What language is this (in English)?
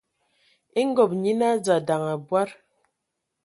Ewondo